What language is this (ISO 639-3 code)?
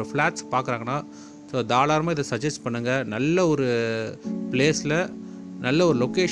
tam